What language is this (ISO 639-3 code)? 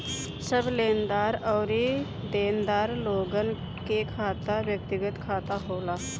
bho